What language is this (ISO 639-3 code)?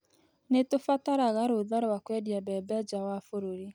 kik